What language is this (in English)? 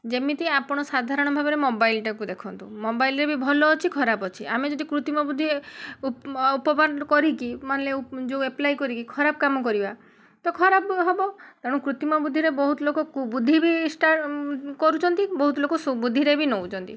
Odia